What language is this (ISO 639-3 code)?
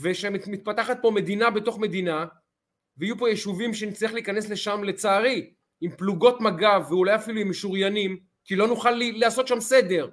heb